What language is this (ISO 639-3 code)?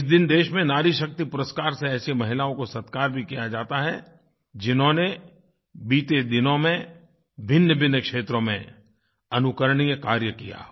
hin